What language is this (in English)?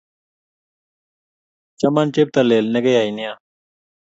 Kalenjin